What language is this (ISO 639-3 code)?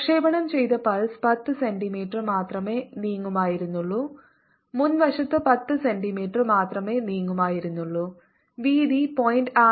mal